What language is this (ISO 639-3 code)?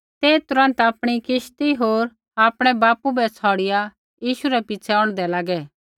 kfx